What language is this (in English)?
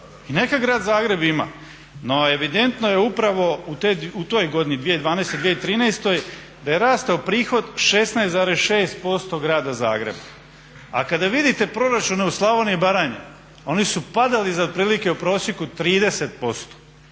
Croatian